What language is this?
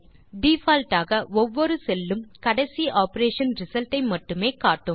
Tamil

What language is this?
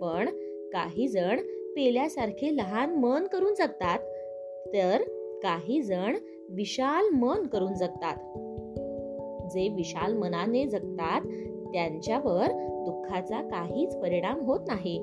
Marathi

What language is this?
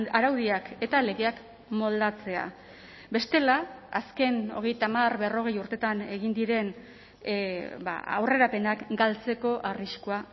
Basque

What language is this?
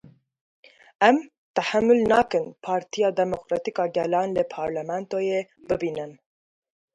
Kurdish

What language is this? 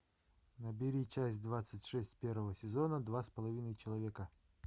Russian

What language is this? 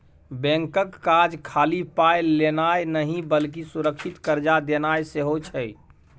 Maithili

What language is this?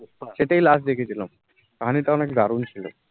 Bangla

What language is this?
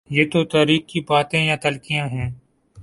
Urdu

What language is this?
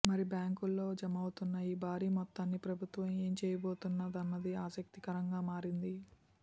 Telugu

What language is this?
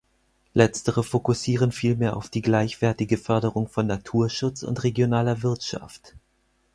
German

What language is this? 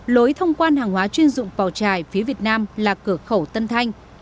Vietnamese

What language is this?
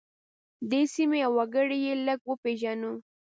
Pashto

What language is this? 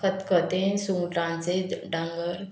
Konkani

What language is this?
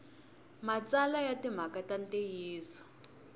Tsonga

